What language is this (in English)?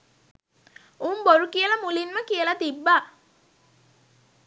Sinhala